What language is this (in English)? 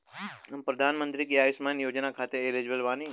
Bhojpuri